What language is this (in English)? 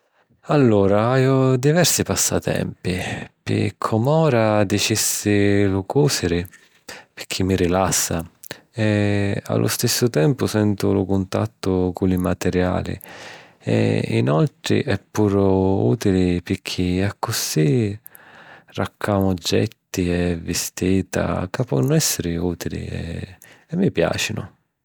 Sicilian